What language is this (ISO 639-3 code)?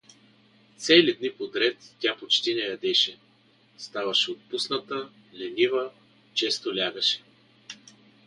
bul